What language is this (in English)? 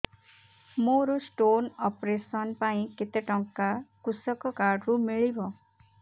Odia